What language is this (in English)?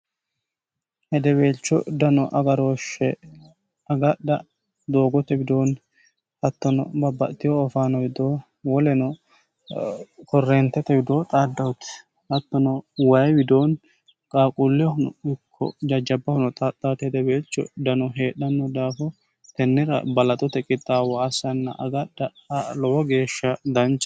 Sidamo